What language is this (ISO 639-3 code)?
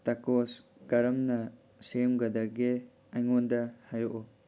mni